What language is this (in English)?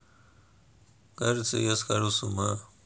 Russian